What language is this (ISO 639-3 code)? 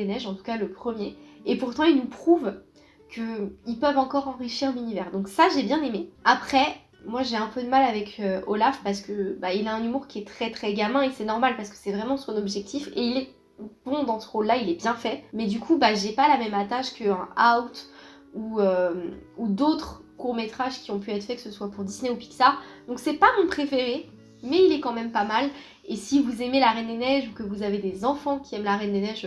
fra